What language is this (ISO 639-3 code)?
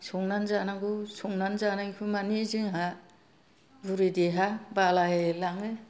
brx